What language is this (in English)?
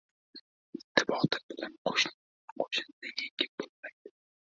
Uzbek